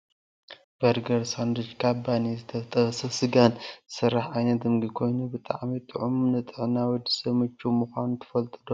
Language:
Tigrinya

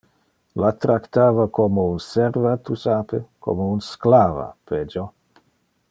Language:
Interlingua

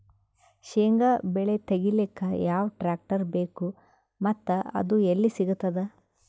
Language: Kannada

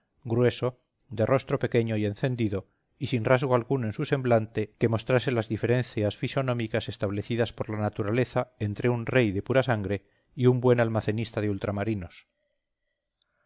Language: Spanish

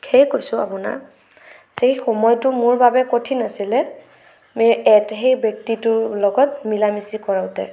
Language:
Assamese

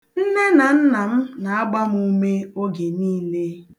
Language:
Igbo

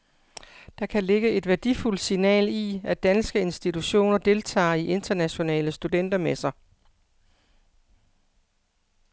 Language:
Danish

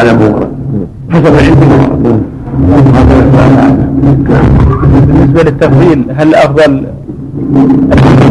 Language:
Arabic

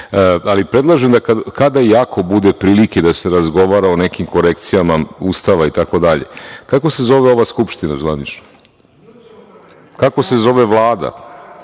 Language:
Serbian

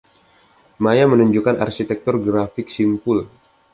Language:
Indonesian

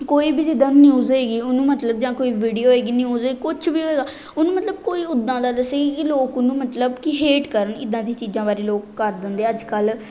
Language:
Punjabi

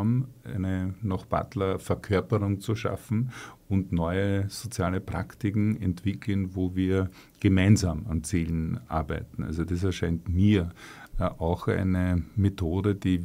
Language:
German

